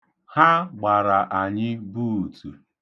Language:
Igbo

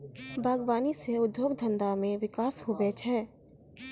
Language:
Maithili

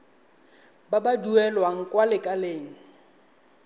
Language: Tswana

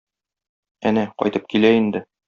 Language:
Tatar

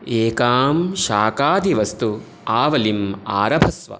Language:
Sanskrit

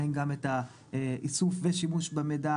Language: Hebrew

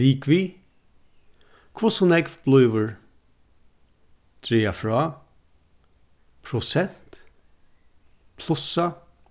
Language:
Faroese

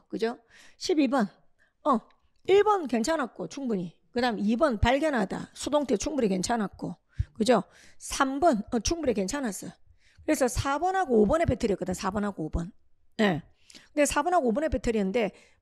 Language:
Korean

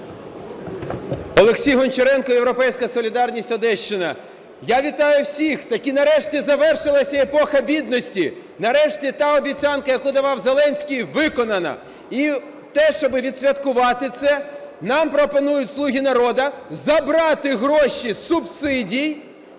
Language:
Ukrainian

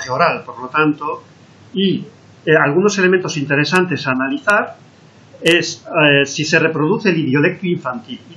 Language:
Spanish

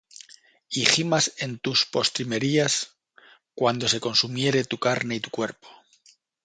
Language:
Spanish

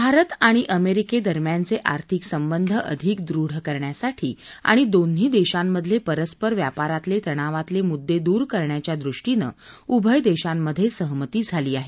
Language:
Marathi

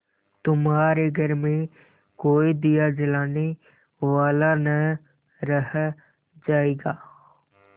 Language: Hindi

